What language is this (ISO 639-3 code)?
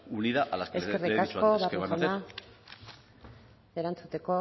eus